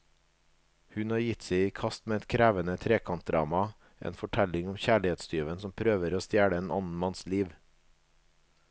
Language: Norwegian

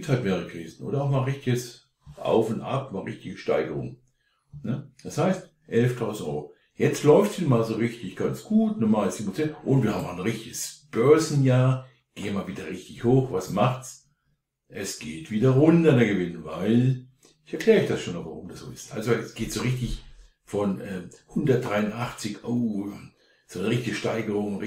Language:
German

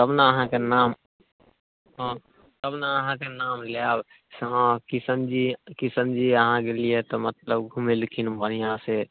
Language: Maithili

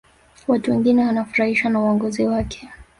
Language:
Swahili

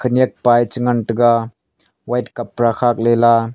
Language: Wancho Naga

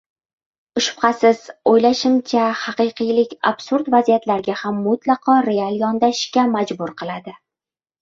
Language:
Uzbek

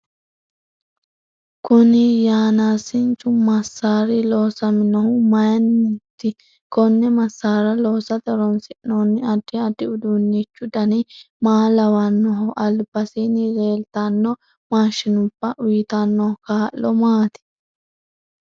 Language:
Sidamo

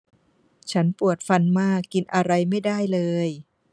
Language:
Thai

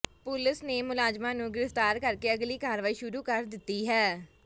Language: Punjabi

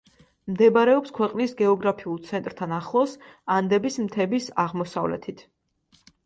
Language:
Georgian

